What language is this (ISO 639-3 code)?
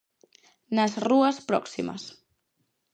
glg